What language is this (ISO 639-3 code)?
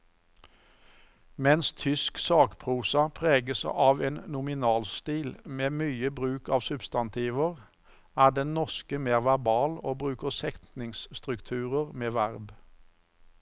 nor